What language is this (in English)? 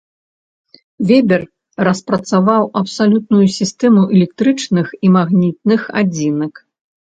Belarusian